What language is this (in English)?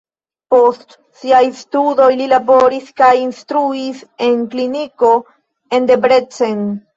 Esperanto